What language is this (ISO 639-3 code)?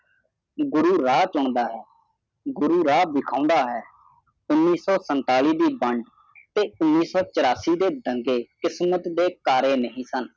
pan